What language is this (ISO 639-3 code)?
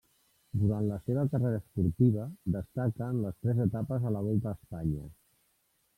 cat